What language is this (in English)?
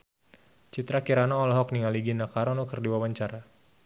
Sundanese